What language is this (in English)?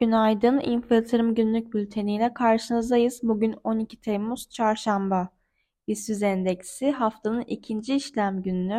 Turkish